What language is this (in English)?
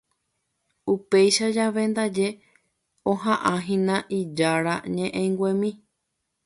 Guarani